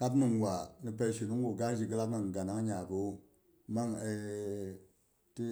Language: Boghom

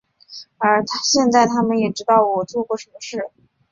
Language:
Chinese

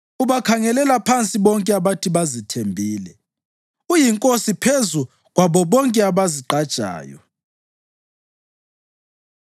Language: North Ndebele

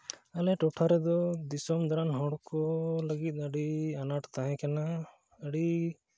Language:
Santali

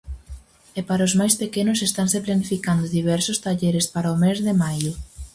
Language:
Galician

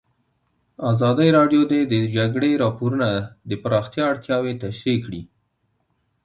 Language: Pashto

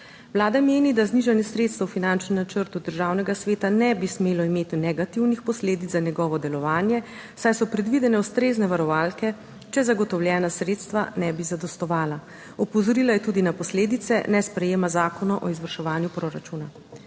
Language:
Slovenian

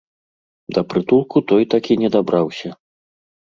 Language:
Belarusian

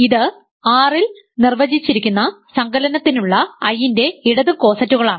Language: Malayalam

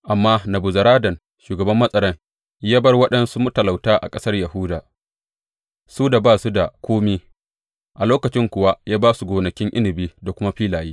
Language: Hausa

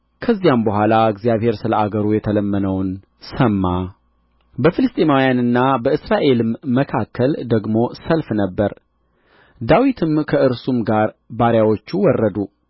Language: Amharic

